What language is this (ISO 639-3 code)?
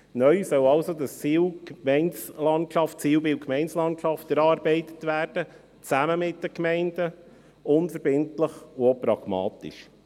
gsw